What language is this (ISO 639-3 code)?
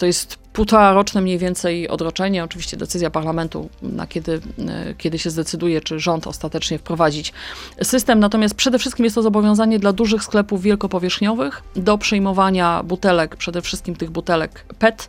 pol